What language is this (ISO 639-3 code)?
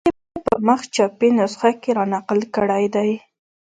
pus